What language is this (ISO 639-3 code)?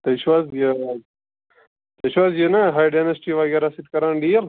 kas